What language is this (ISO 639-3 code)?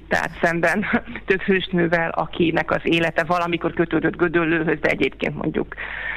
hun